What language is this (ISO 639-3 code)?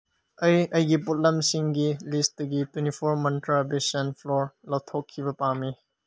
mni